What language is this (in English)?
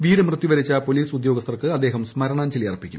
Malayalam